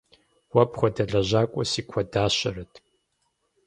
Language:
Kabardian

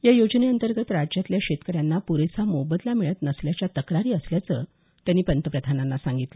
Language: Marathi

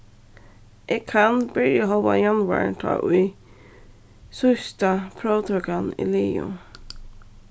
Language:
Faroese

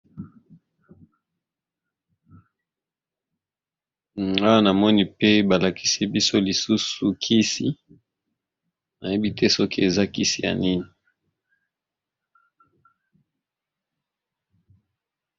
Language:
Lingala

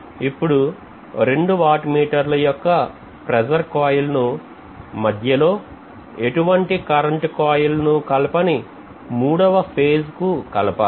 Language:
Telugu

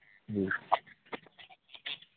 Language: Manipuri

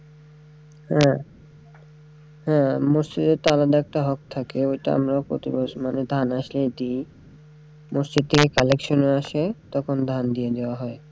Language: Bangla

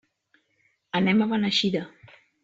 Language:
Catalan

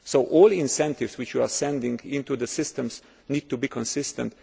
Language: English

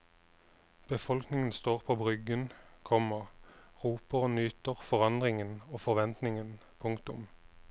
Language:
Norwegian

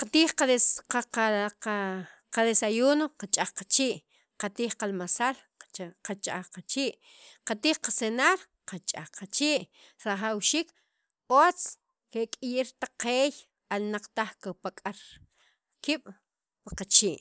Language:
Sacapulteco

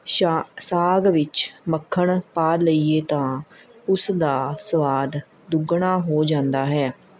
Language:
Punjabi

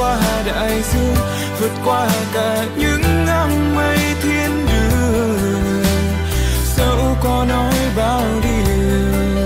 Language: Vietnamese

